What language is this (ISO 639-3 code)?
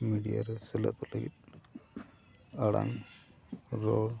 sat